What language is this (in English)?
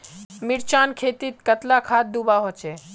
Magahi